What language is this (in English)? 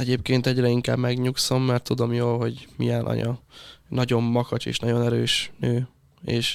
Hungarian